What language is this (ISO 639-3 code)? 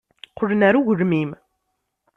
kab